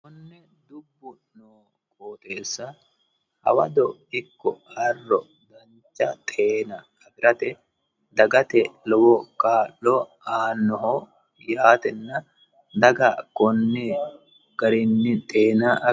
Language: Sidamo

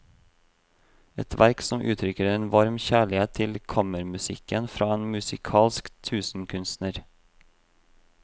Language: Norwegian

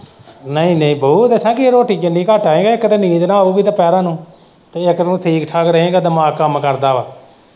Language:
Punjabi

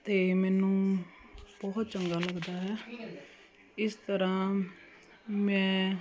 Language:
Punjabi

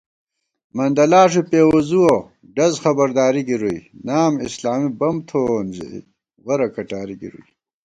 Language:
Gawar-Bati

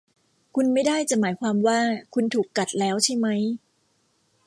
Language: Thai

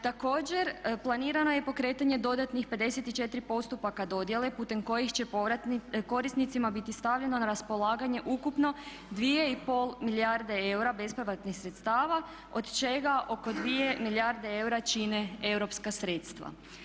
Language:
Croatian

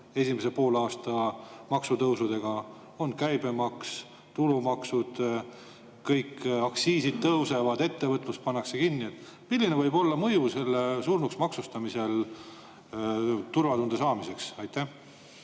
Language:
Estonian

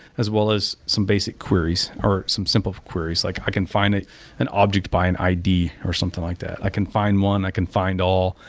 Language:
English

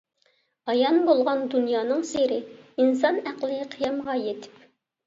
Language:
Uyghur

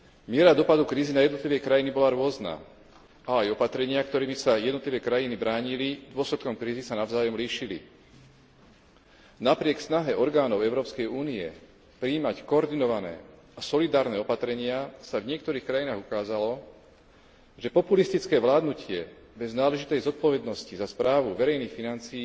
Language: Slovak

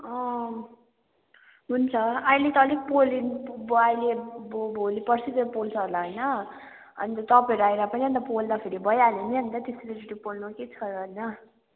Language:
Nepali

